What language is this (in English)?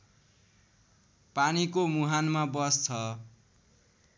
Nepali